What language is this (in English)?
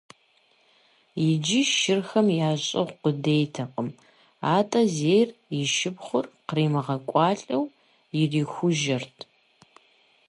Kabardian